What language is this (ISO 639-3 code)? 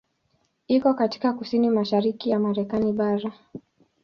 swa